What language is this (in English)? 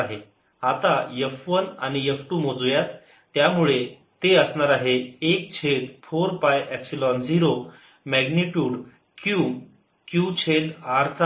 Marathi